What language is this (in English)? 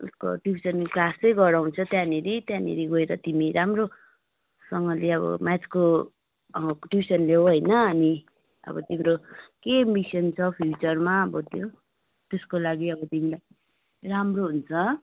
Nepali